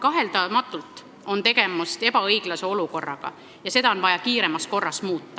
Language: Estonian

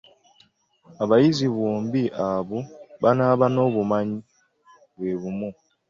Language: Ganda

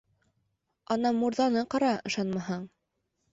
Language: Bashkir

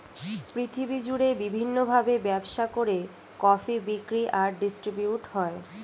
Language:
Bangla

